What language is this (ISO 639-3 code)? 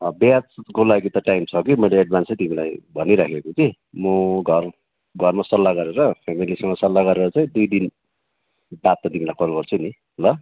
nep